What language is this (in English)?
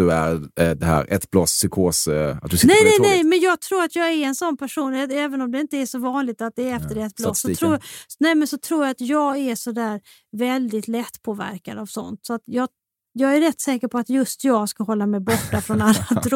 Swedish